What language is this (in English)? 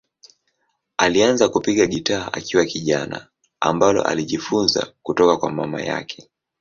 Swahili